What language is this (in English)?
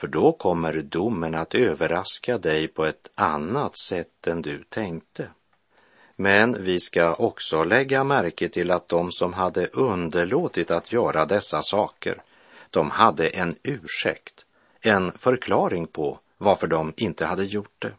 Swedish